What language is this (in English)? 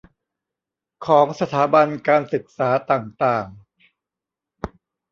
Thai